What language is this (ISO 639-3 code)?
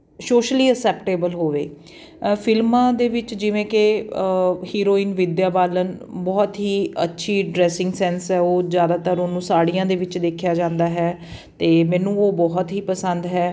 pan